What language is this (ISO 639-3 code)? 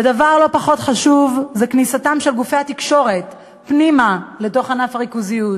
heb